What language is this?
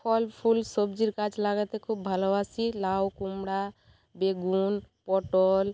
Bangla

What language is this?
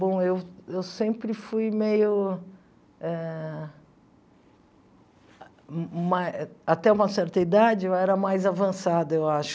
Portuguese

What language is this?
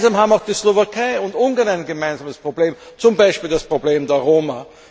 German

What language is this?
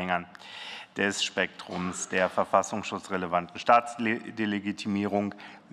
German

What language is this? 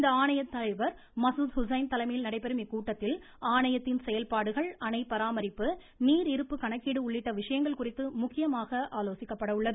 Tamil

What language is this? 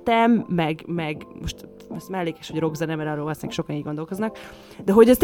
Hungarian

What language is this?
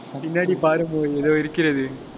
Tamil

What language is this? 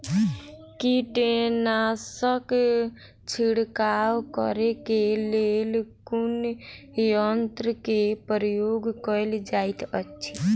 Maithili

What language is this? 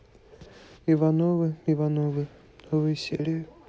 Russian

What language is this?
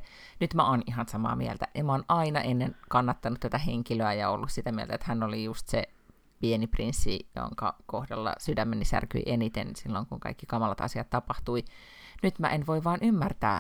Finnish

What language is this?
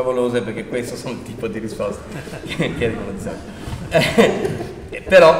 Italian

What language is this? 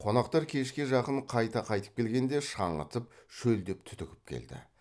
Kazakh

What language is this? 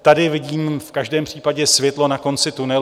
Czech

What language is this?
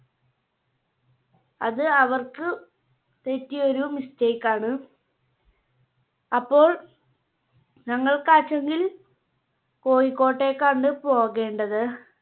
Malayalam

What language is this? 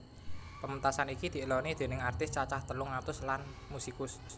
Javanese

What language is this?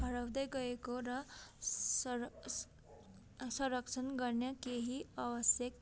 Nepali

